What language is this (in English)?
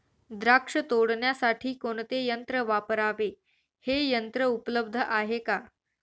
Marathi